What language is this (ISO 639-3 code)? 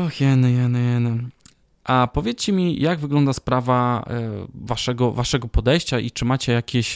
pol